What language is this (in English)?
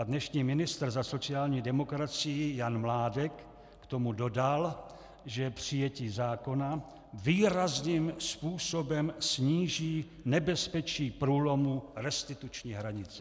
Czech